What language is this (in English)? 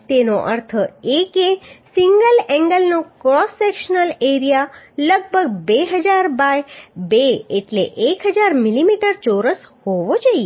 Gujarati